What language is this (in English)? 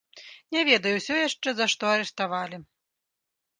Belarusian